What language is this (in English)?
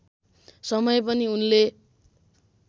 Nepali